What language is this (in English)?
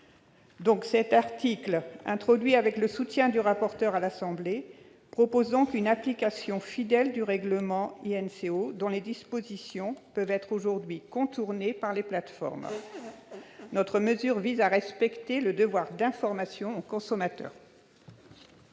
French